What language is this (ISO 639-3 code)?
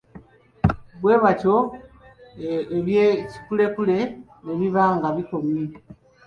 lug